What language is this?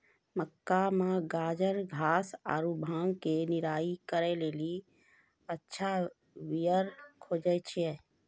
Maithili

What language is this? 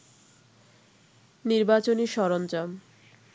Bangla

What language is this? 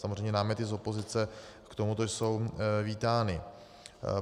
Czech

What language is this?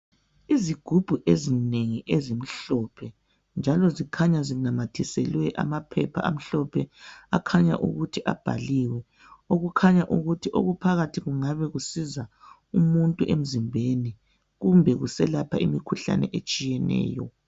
North Ndebele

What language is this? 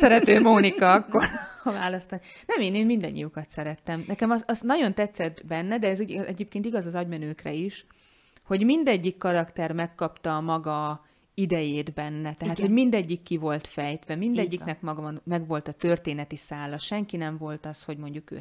Hungarian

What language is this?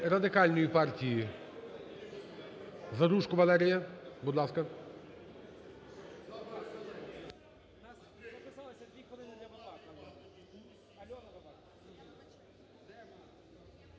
Ukrainian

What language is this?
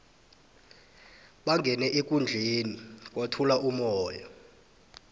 South Ndebele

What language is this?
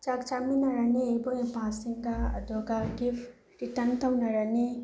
Manipuri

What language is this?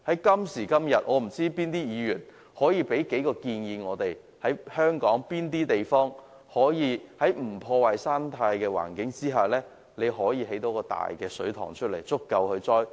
Cantonese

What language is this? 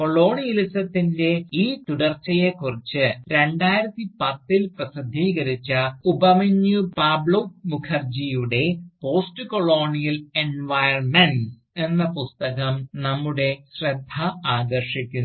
Malayalam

